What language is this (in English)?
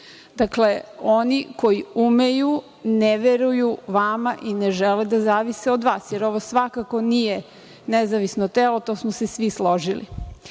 Serbian